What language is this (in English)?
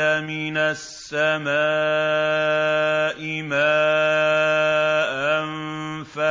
Arabic